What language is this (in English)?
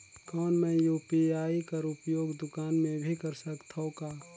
Chhattisgarhi